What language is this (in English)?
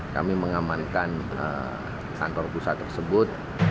Indonesian